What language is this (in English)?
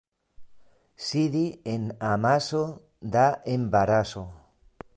Esperanto